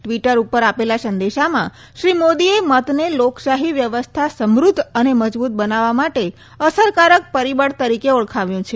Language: Gujarati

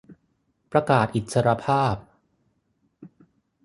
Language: Thai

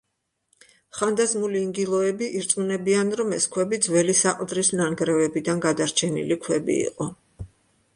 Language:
Georgian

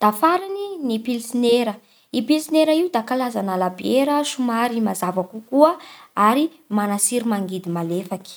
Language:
Bara Malagasy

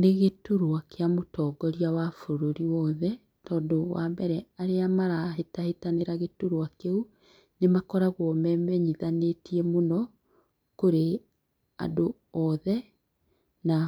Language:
Kikuyu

